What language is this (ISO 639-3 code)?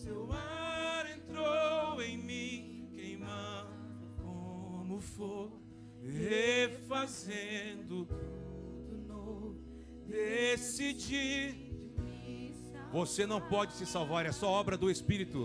por